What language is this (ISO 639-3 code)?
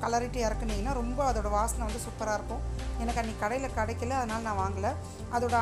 ron